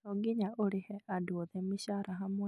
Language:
Kikuyu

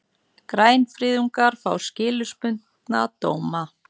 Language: Icelandic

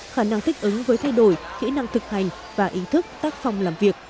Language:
Vietnamese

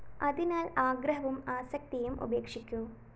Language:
Malayalam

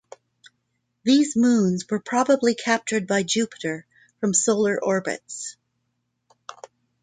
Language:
English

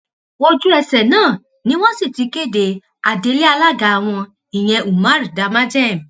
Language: Yoruba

